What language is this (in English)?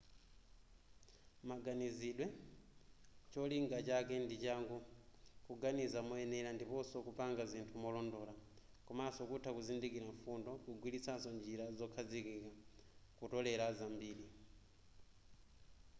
Nyanja